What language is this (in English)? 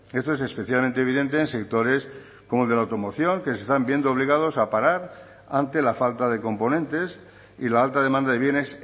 Spanish